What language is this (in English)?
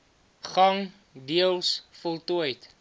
Afrikaans